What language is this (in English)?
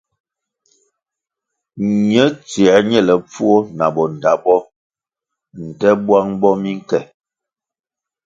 Kwasio